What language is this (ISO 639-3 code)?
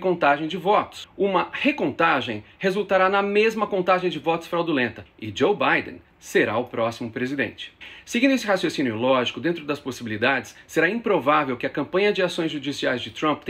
por